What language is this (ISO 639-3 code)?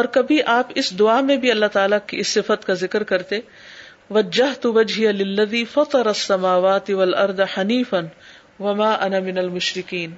urd